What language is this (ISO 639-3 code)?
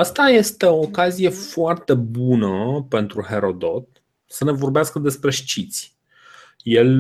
ron